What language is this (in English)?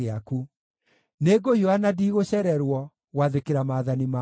Kikuyu